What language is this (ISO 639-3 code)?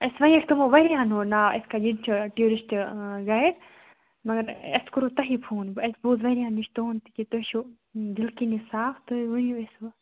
kas